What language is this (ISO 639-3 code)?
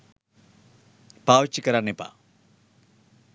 sin